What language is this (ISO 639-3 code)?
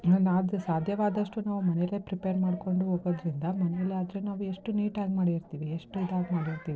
kan